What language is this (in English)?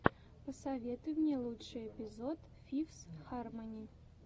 Russian